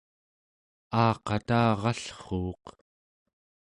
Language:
Central Yupik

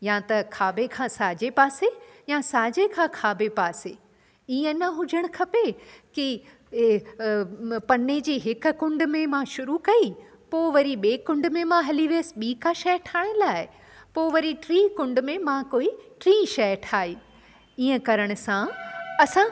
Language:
Sindhi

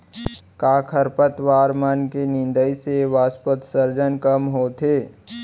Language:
Chhattisgarhi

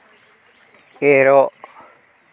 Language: Santali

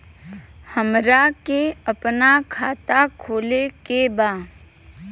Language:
Bhojpuri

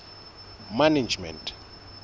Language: Southern Sotho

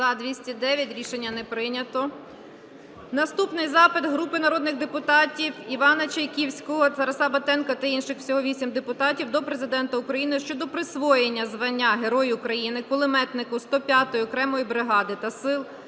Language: Ukrainian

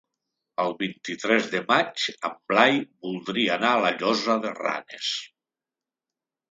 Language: Catalan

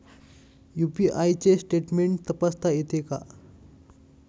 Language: Marathi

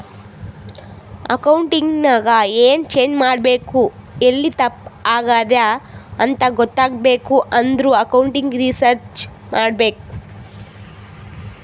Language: Kannada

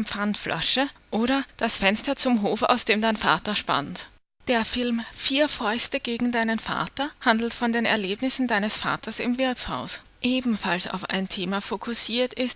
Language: German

